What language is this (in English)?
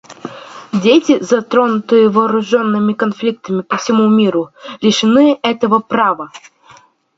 Russian